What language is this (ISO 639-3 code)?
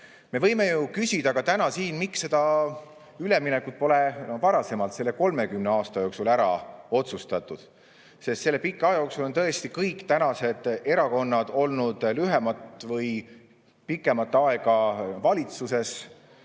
est